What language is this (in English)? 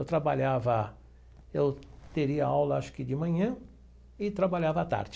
Portuguese